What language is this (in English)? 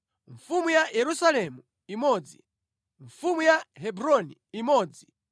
Nyanja